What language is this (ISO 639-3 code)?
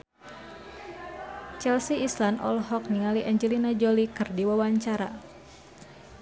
sun